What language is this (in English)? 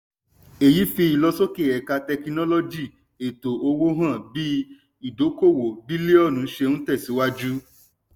Yoruba